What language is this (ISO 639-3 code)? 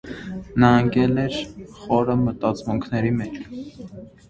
hye